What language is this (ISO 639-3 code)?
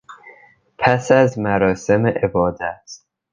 fas